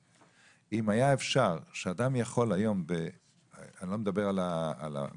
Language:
Hebrew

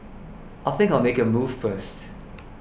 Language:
English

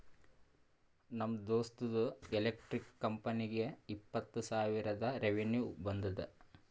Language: Kannada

